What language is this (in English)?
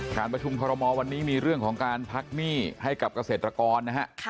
Thai